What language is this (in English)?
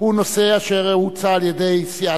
Hebrew